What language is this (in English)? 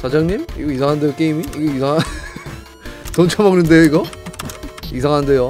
Korean